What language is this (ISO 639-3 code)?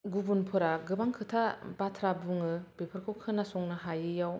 brx